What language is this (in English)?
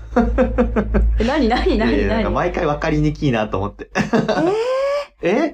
Japanese